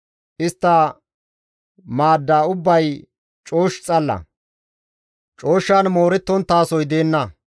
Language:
Gamo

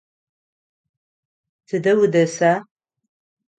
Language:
Adyghe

